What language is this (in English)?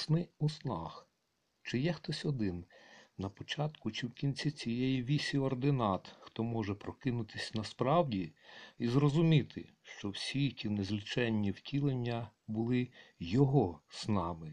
Ukrainian